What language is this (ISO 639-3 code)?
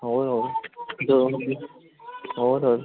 pan